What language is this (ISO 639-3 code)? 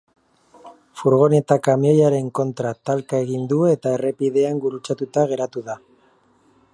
eus